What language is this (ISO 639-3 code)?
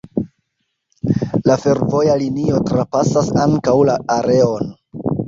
epo